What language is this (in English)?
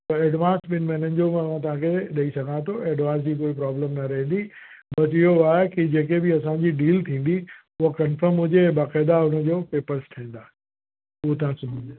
Sindhi